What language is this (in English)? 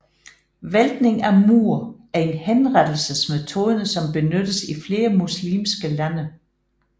Danish